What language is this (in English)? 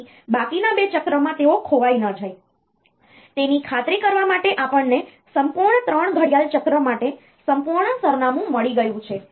Gujarati